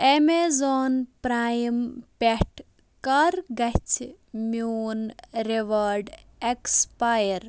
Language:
Kashmiri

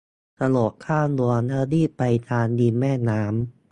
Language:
Thai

